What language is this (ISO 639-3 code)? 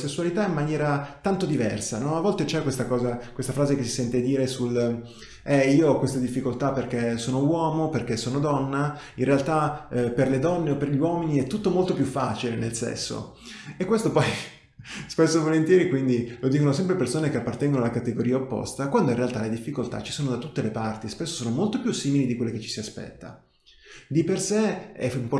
ita